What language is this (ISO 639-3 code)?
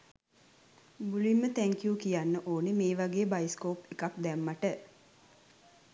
sin